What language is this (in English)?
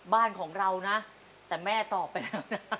Thai